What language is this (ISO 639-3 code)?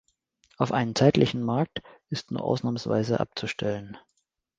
deu